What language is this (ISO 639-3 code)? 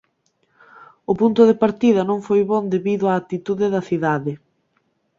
glg